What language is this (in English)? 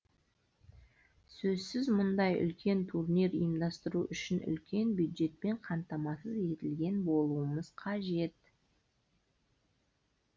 Kazakh